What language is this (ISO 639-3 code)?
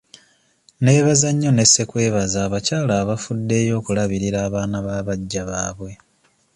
lug